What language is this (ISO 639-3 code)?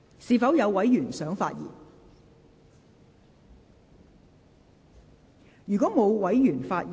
yue